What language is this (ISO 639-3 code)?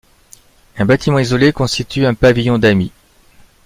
fra